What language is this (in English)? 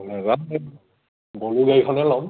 Assamese